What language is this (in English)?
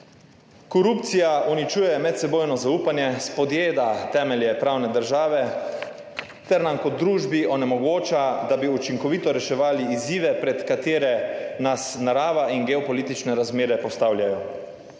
Slovenian